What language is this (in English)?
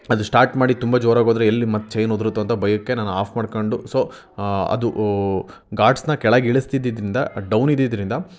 Kannada